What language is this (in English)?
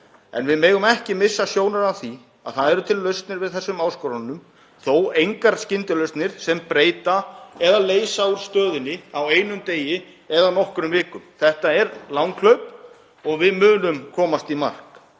Icelandic